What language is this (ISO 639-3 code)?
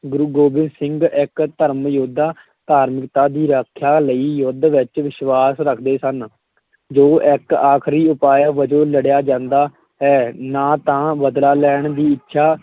pan